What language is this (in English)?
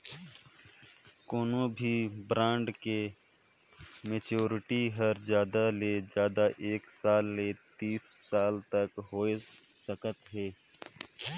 Chhattisgarhi